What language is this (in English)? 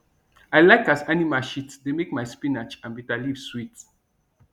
Nigerian Pidgin